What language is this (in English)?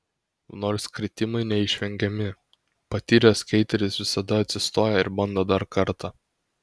Lithuanian